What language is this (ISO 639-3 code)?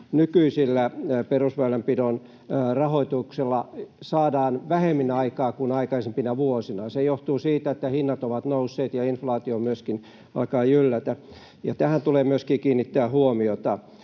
fin